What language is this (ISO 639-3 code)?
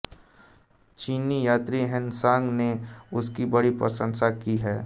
hin